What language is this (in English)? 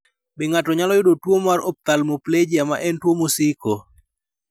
Luo (Kenya and Tanzania)